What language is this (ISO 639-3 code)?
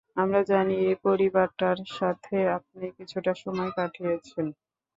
ben